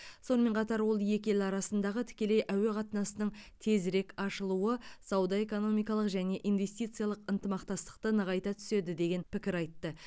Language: Kazakh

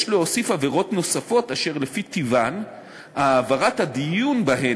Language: Hebrew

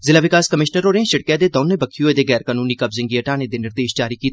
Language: Dogri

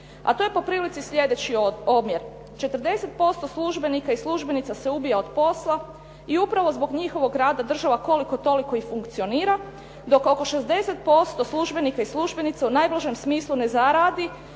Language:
Croatian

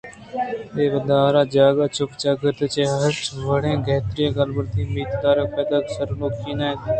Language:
Eastern Balochi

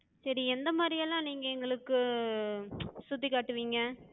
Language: Tamil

